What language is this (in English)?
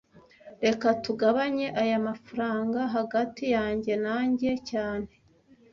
Kinyarwanda